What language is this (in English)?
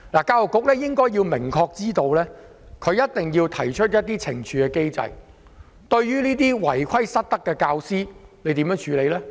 Cantonese